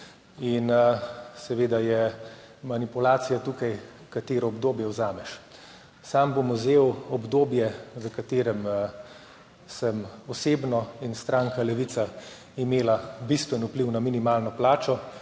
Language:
Slovenian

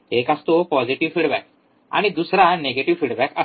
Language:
Marathi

